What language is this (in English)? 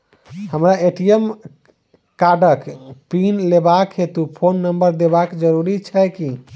Maithili